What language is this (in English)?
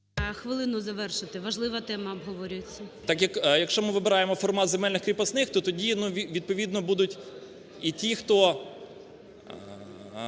Ukrainian